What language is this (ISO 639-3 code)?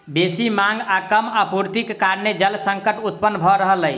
mai